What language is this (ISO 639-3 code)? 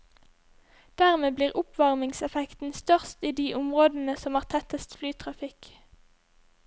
nor